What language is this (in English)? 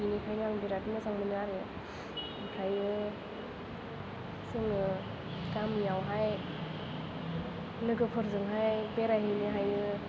Bodo